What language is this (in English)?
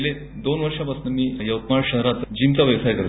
Marathi